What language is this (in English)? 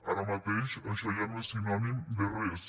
Catalan